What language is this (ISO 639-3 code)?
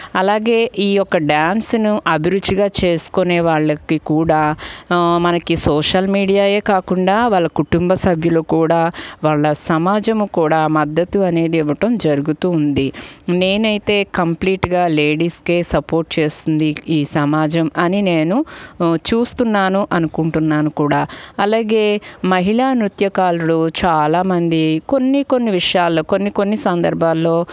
tel